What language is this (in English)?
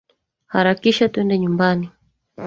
Swahili